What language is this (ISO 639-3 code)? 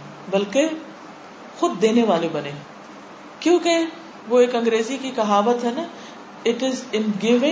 urd